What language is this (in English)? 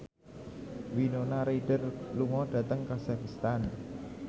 Javanese